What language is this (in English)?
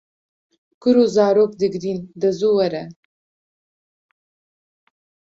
Kurdish